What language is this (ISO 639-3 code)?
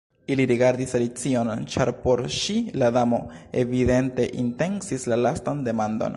epo